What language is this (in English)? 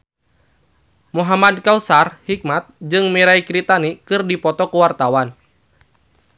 Sundanese